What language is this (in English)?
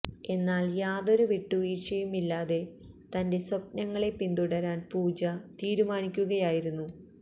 Malayalam